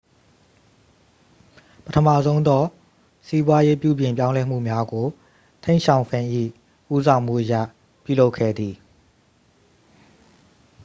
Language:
Burmese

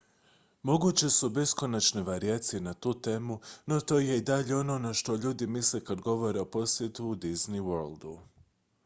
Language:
Croatian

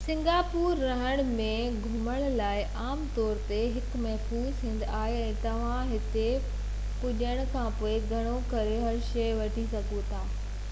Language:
Sindhi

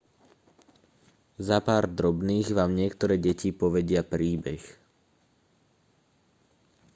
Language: Slovak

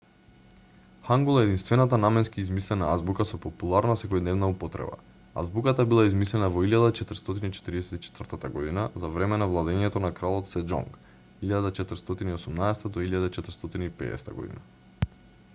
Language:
Macedonian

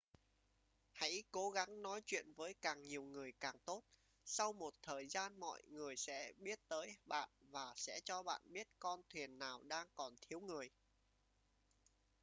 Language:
Vietnamese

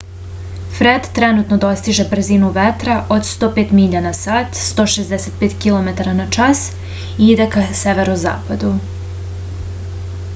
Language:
Serbian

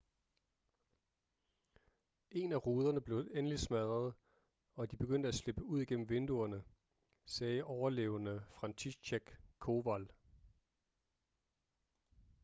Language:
Danish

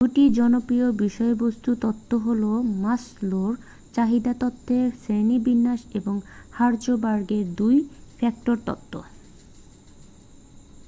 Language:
Bangla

